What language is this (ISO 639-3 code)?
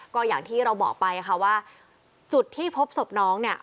tha